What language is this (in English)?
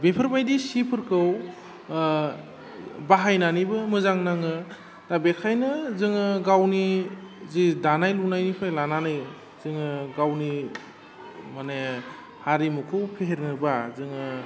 Bodo